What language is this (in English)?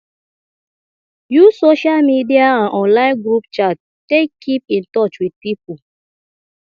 Nigerian Pidgin